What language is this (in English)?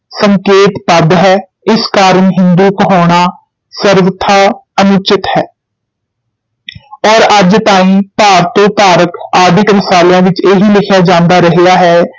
Punjabi